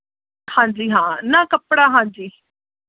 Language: Punjabi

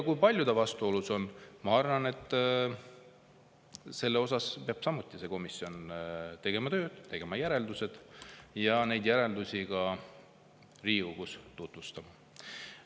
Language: Estonian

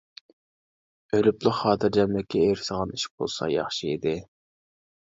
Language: Uyghur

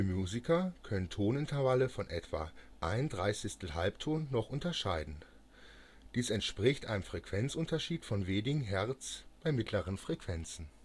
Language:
German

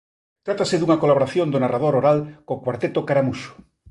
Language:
Galician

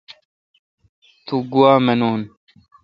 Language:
Kalkoti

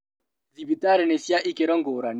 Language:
Kikuyu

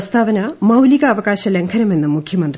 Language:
Malayalam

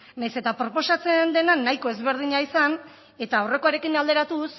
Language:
Basque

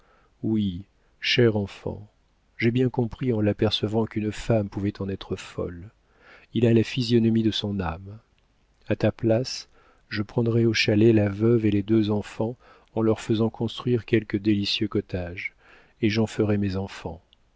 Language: French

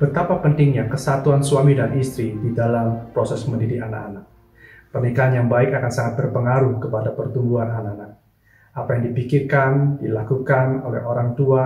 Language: Indonesian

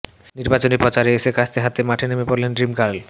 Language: Bangla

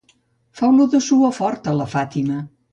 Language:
Catalan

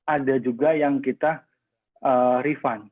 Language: Indonesian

